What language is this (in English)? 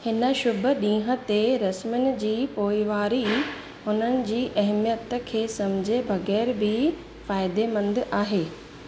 Sindhi